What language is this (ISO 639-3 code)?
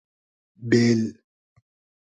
haz